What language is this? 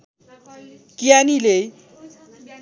Nepali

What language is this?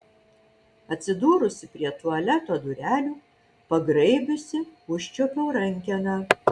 Lithuanian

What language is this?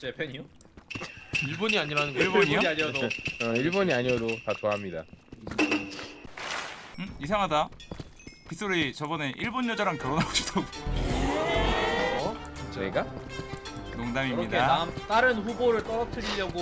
Korean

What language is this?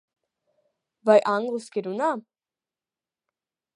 Latvian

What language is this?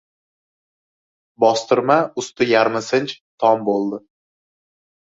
Uzbek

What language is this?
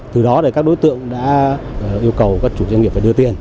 Vietnamese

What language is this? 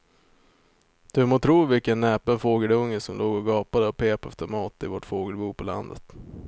Swedish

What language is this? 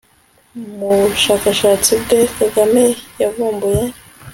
Kinyarwanda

